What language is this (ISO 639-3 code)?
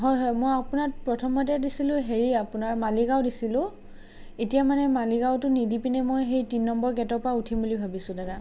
asm